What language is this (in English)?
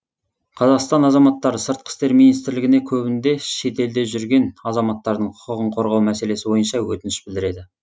Kazakh